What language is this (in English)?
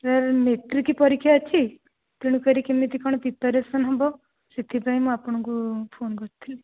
Odia